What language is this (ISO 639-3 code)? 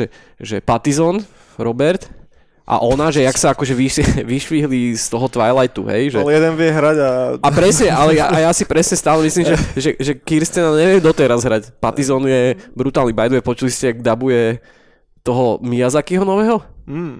slk